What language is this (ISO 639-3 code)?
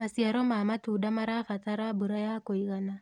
kik